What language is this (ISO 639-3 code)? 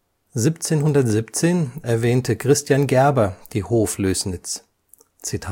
deu